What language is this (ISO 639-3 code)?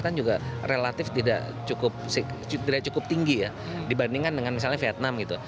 ind